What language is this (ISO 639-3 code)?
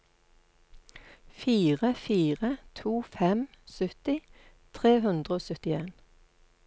nor